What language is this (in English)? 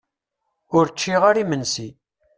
Kabyle